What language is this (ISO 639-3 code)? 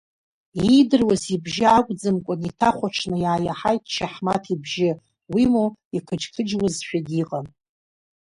abk